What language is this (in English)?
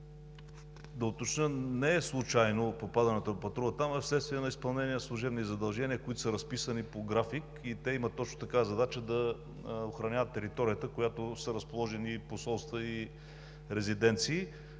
Bulgarian